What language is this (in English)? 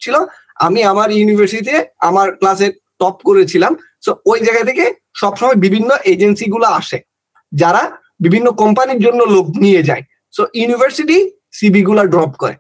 Bangla